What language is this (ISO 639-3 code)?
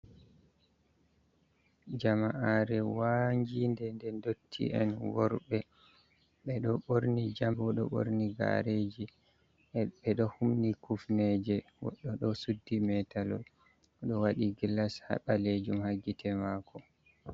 ful